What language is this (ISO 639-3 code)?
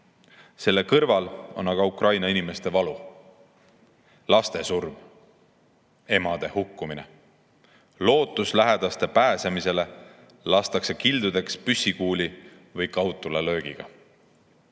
est